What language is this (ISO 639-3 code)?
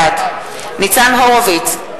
heb